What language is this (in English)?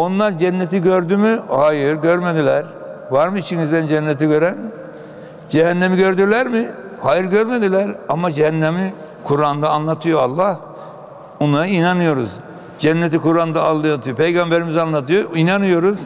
Turkish